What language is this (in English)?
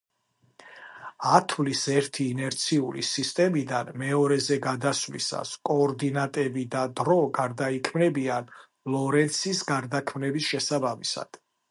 Georgian